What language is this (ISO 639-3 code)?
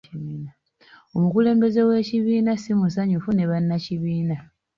lug